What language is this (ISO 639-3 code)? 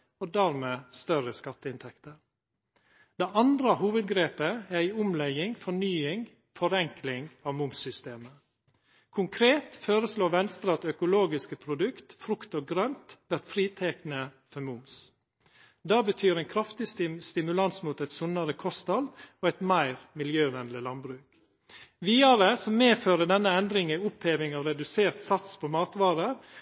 nno